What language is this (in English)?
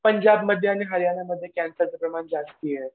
Marathi